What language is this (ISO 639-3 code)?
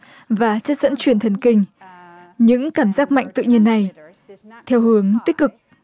vie